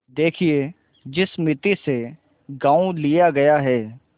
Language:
Hindi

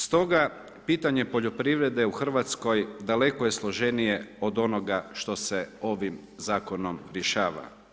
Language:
Croatian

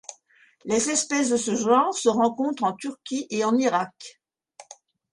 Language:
French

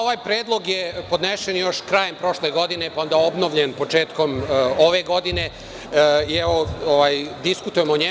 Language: Serbian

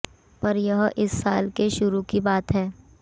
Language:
Hindi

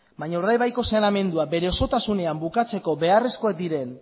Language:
Basque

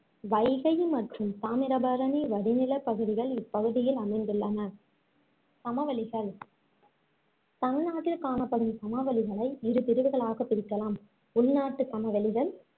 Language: Tamil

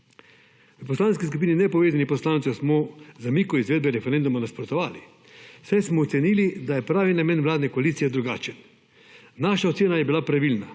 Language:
Slovenian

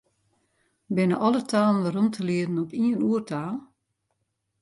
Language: Western Frisian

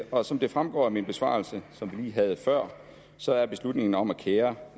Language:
Danish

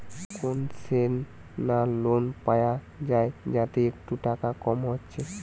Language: Bangla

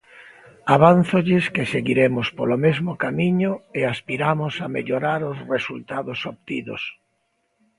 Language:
Galician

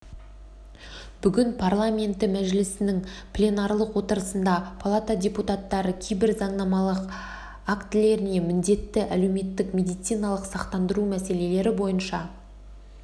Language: Kazakh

